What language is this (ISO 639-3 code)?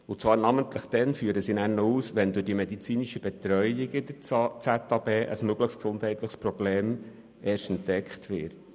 gsw